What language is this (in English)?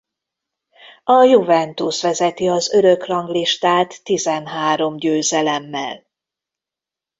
Hungarian